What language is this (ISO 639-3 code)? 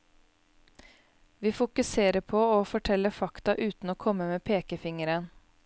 nor